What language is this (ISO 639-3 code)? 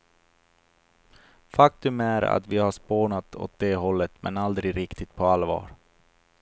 swe